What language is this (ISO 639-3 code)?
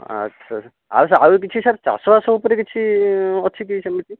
ori